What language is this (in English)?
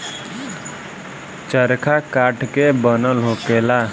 Bhojpuri